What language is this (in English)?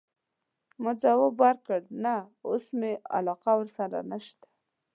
Pashto